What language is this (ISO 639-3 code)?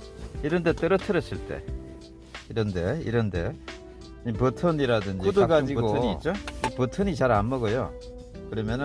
kor